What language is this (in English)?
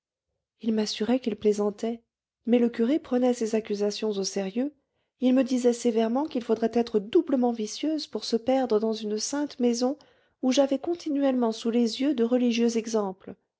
French